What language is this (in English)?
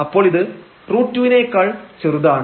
Malayalam